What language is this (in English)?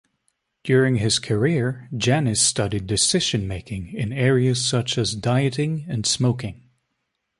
English